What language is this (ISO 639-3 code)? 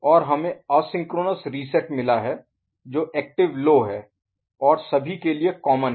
hin